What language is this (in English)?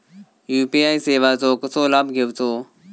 Marathi